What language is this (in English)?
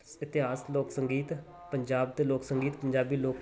Punjabi